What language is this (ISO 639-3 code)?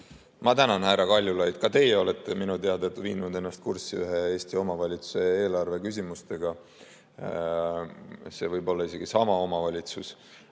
est